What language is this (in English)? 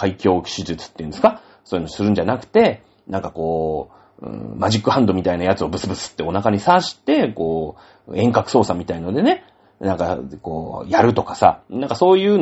Japanese